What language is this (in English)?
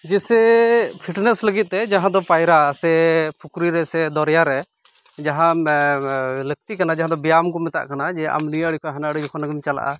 Santali